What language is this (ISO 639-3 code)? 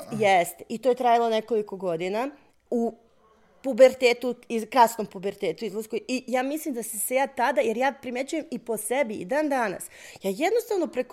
hrv